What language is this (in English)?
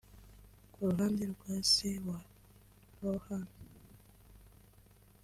Kinyarwanda